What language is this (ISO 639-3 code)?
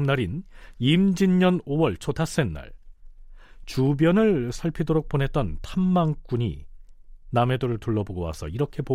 kor